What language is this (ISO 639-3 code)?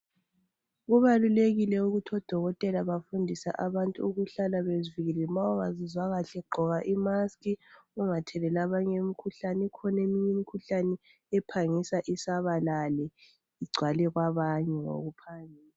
nde